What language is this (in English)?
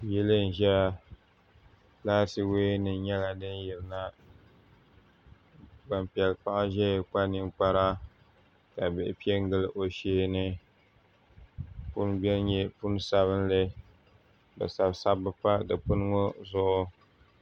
Dagbani